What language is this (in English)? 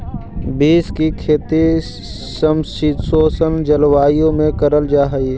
Magahi